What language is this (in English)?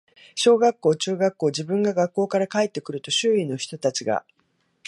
Japanese